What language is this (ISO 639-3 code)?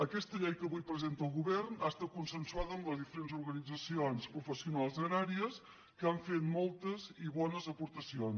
cat